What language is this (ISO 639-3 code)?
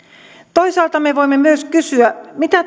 fin